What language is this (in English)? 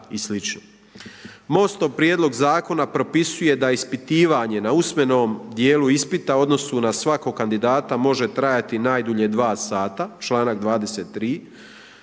Croatian